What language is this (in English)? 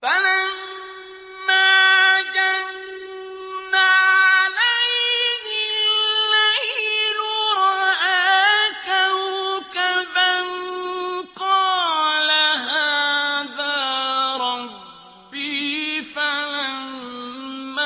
Arabic